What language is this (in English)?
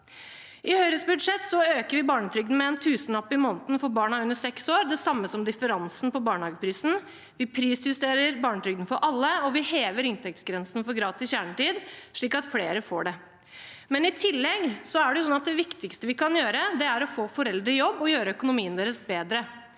Norwegian